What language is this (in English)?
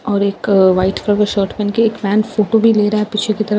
Hindi